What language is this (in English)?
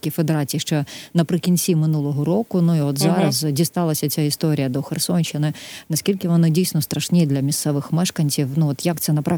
Ukrainian